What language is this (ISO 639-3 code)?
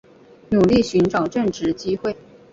zho